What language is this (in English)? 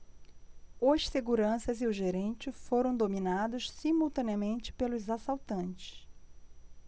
Portuguese